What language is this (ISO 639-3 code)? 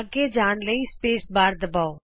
pan